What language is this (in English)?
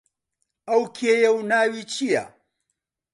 Central Kurdish